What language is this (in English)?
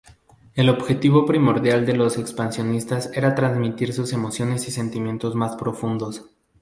Spanish